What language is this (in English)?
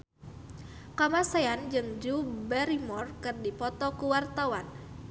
Sundanese